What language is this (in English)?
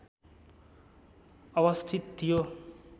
Nepali